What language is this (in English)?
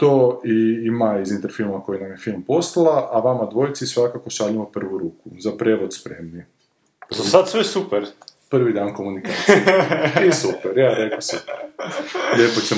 Croatian